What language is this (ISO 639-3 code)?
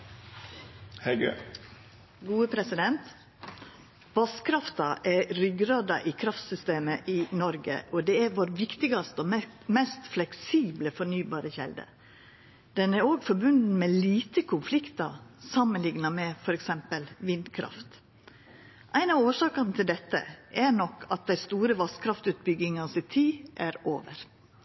nno